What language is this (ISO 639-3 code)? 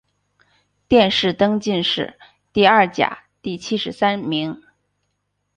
zho